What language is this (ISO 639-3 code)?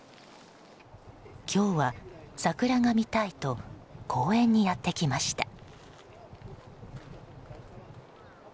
jpn